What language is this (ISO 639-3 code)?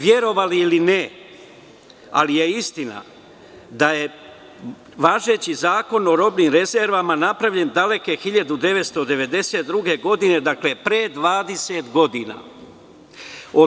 srp